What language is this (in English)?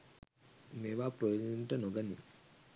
Sinhala